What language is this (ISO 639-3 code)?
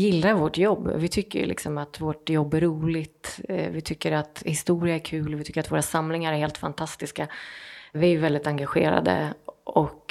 swe